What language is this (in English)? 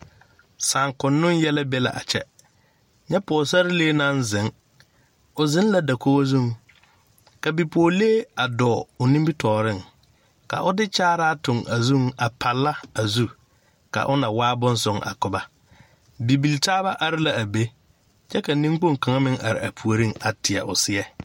Southern Dagaare